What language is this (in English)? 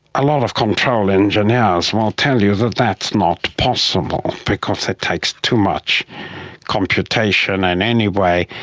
English